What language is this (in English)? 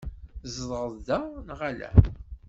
Kabyle